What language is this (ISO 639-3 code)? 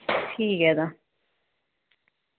doi